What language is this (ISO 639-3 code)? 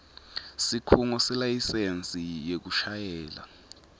ssw